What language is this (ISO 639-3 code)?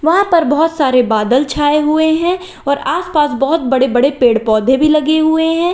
hin